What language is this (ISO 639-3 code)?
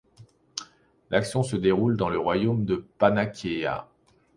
fra